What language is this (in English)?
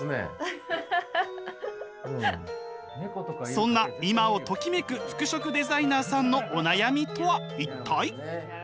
Japanese